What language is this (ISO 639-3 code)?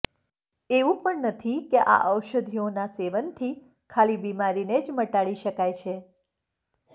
guj